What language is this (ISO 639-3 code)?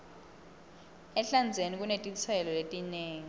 ssw